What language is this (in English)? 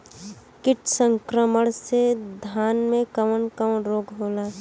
Bhojpuri